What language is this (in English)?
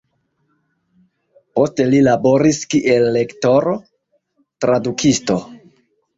Esperanto